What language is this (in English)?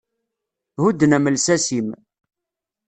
Kabyle